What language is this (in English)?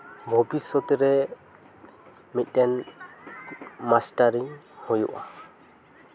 Santali